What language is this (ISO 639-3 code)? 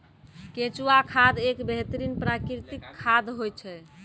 mai